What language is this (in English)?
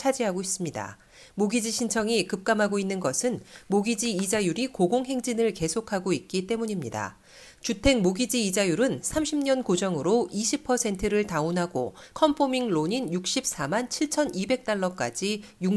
Korean